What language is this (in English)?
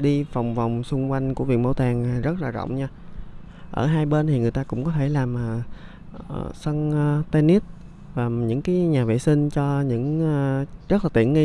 Vietnamese